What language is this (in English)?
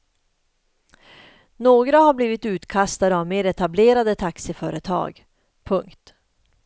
Swedish